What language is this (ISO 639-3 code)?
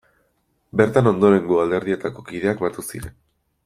eus